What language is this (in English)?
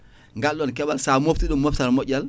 Fula